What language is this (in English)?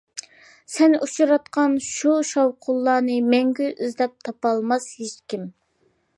Uyghur